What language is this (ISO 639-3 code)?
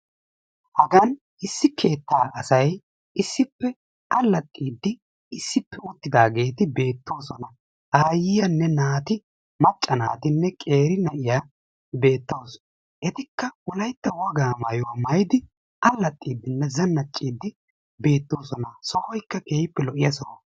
wal